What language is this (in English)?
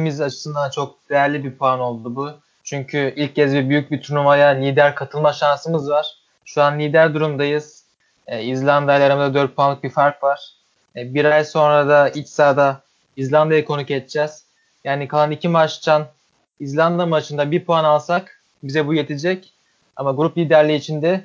Turkish